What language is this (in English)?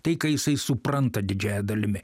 Lithuanian